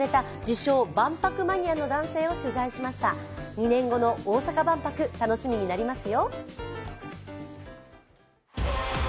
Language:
Japanese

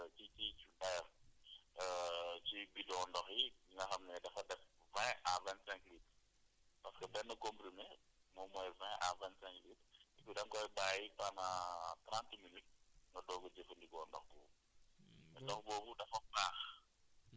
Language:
Wolof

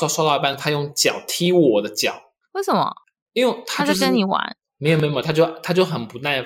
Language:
Chinese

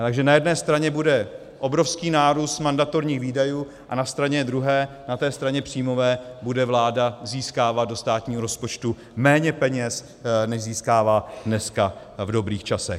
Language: Czech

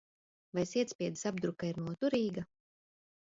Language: Latvian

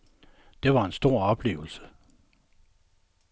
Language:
Danish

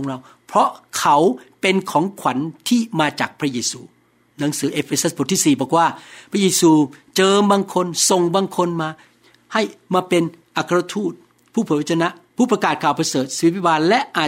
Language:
Thai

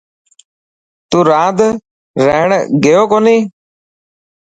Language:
Dhatki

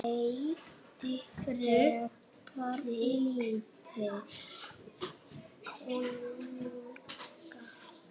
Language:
Icelandic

